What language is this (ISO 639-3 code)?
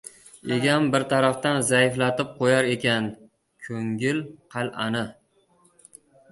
uzb